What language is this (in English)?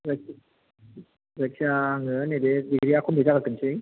Bodo